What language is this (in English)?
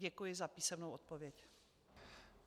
Czech